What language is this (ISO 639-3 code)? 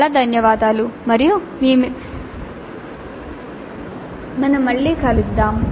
tel